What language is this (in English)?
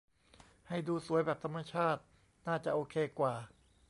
Thai